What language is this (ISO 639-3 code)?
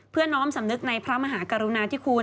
tha